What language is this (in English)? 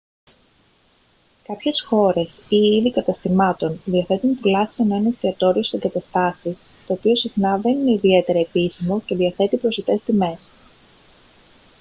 Greek